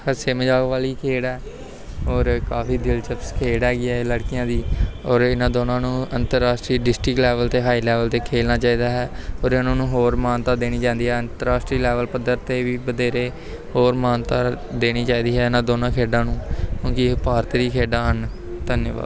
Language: Punjabi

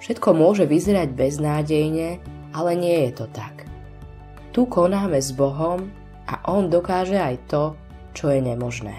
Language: Slovak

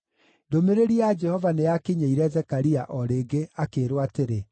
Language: Kikuyu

